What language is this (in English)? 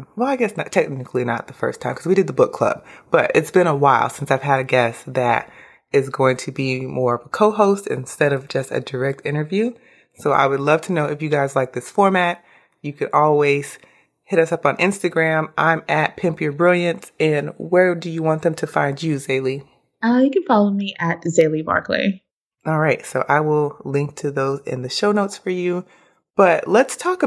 English